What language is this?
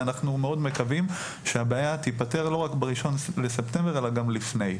Hebrew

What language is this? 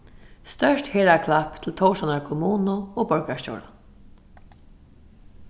Faroese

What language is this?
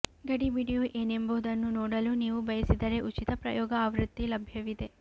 Kannada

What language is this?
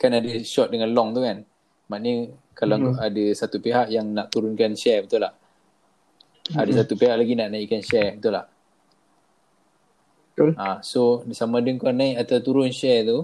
Malay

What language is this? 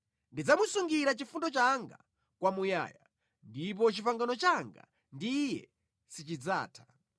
Nyanja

